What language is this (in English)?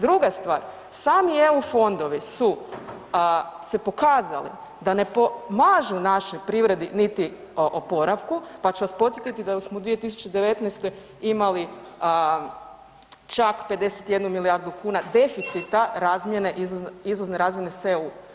Croatian